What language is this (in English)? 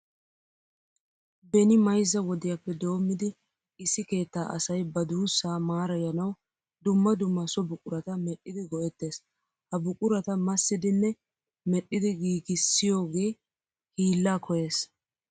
Wolaytta